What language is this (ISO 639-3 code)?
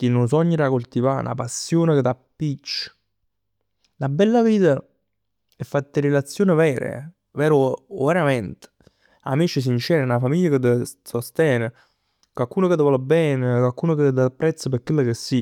nap